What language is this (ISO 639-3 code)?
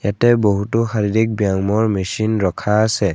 asm